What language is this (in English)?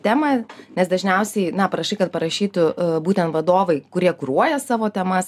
Lithuanian